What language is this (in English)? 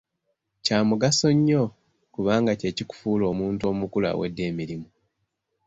Ganda